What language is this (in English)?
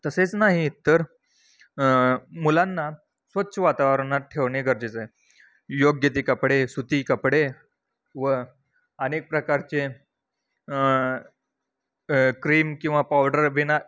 Marathi